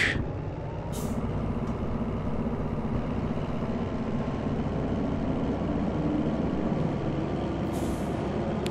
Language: Polish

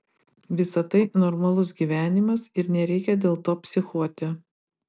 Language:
Lithuanian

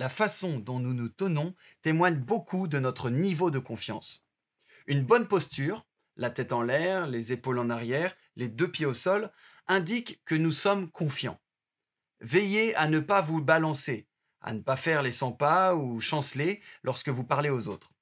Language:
French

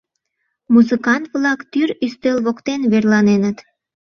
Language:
Mari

